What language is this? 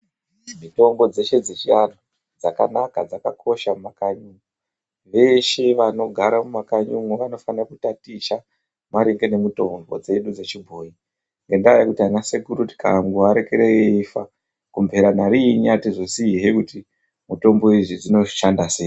Ndau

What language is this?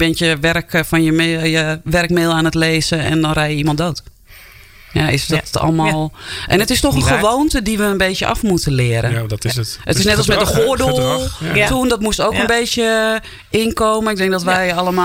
Dutch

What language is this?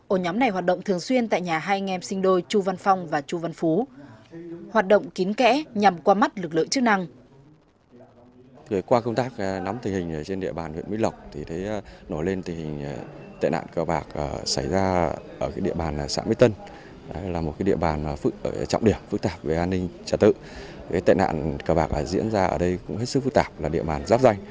Vietnamese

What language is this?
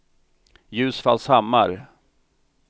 Swedish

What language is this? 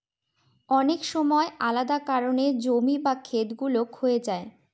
Bangla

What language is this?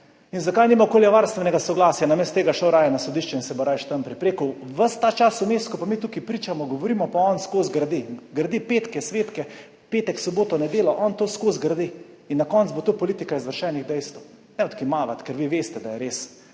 Slovenian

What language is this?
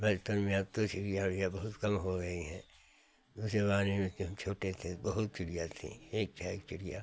Hindi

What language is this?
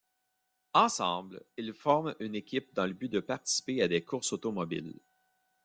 French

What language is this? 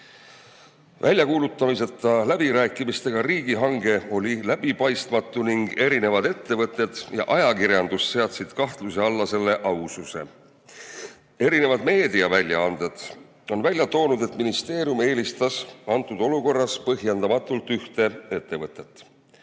Estonian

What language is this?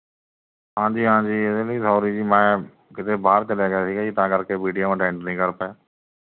Punjabi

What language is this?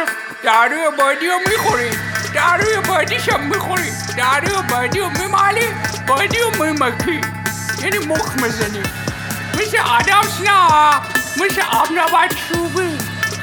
Persian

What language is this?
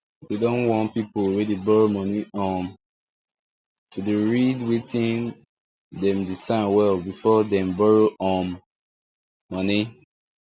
Nigerian Pidgin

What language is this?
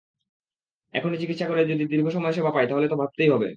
Bangla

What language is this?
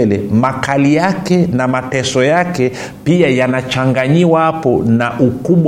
Swahili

